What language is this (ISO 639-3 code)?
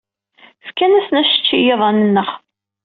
kab